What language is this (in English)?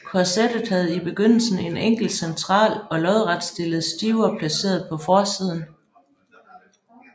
Danish